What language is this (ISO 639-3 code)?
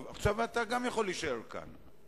heb